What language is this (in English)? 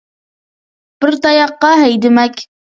Uyghur